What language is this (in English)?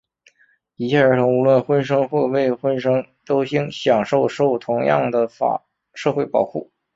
Chinese